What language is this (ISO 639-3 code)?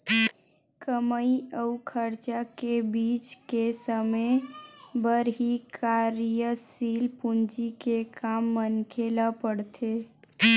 hne